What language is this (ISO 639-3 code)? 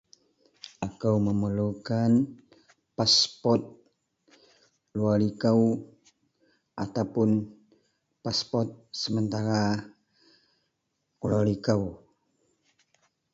mel